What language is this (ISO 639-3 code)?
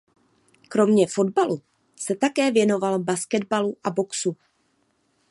ces